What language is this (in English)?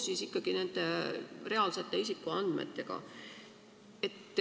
Estonian